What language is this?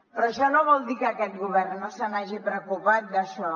Catalan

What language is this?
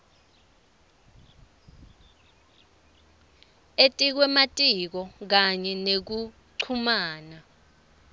Swati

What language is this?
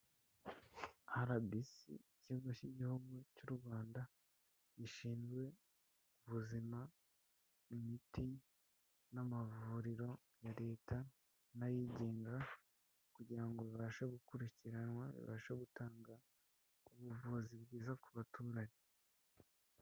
Kinyarwanda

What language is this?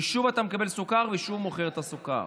Hebrew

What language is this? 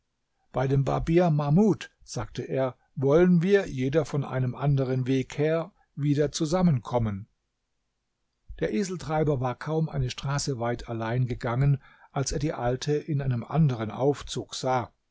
German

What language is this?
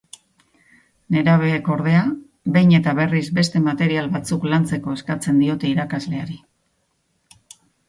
Basque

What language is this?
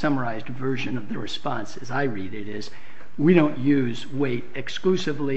English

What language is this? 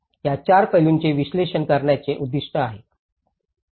Marathi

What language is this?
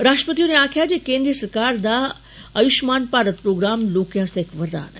Dogri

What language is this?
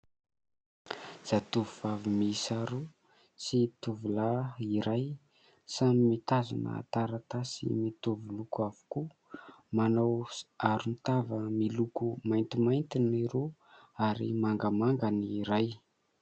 Malagasy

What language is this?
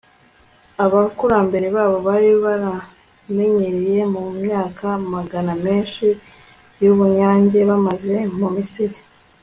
Kinyarwanda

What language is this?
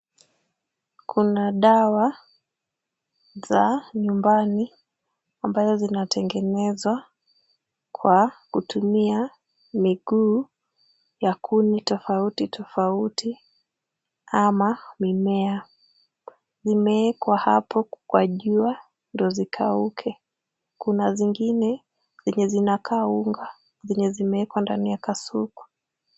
Swahili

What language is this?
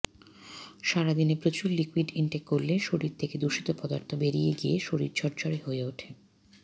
Bangla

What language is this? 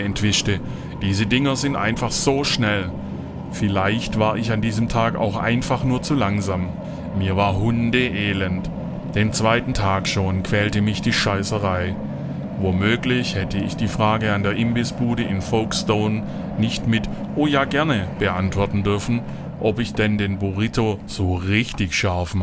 German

